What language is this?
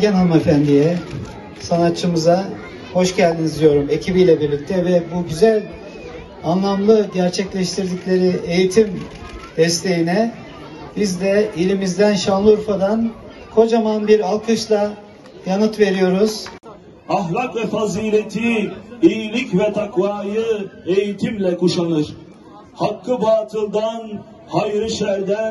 Turkish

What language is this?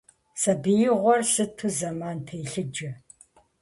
Kabardian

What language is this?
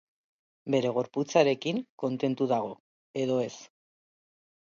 Basque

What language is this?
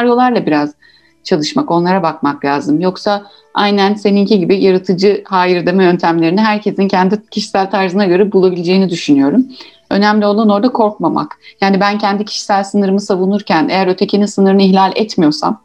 Turkish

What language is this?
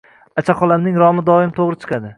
Uzbek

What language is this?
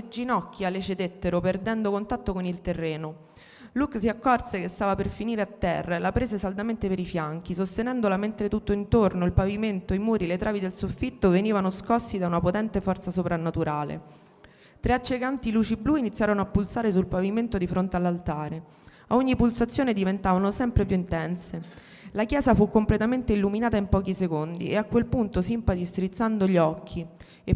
Italian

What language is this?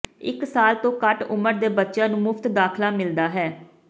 Punjabi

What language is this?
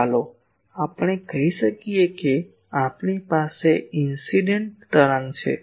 Gujarati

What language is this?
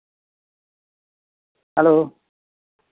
Santali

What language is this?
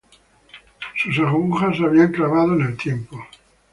Spanish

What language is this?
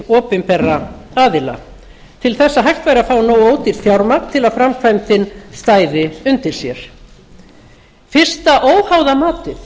Icelandic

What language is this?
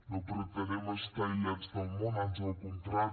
Catalan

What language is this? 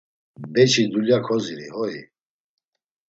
Laz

